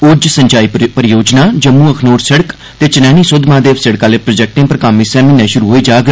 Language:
Dogri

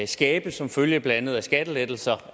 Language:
Danish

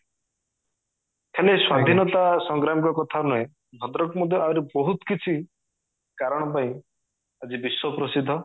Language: Odia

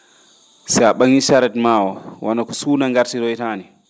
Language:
Fula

